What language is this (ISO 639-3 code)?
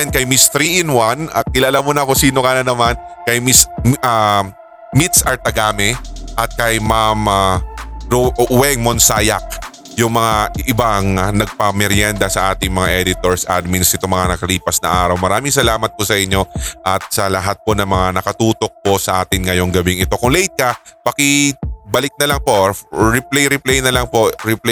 fil